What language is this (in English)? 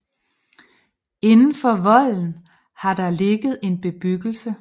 Danish